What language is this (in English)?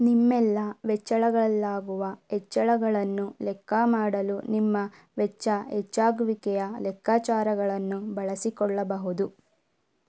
Kannada